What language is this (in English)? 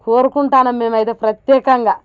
Telugu